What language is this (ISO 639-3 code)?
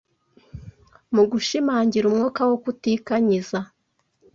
kin